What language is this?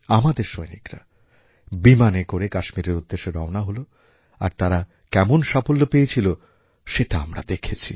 Bangla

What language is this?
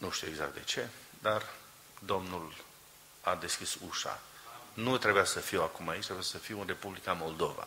Romanian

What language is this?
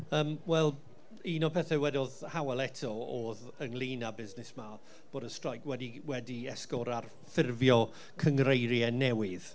Welsh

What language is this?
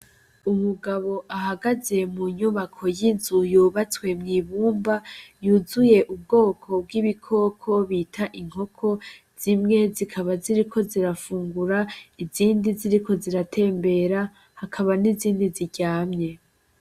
Rundi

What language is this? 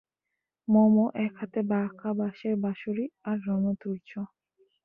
Bangla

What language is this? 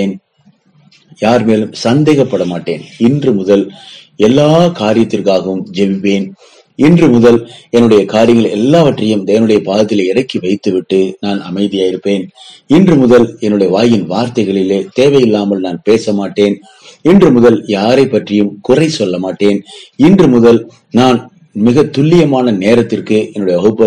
Tamil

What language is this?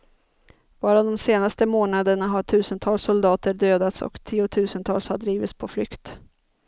Swedish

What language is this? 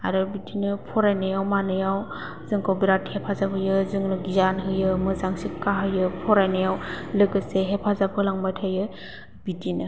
Bodo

